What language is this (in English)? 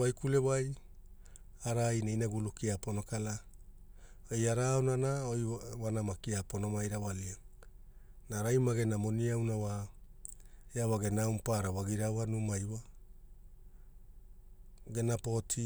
Hula